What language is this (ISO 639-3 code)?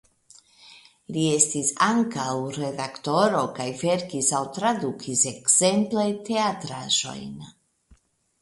epo